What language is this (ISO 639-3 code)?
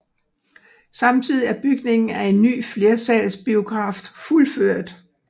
dan